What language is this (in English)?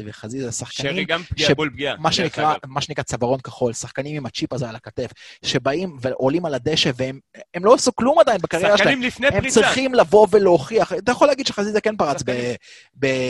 Hebrew